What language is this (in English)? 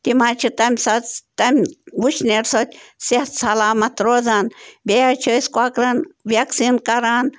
Kashmiri